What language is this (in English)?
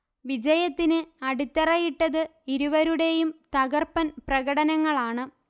Malayalam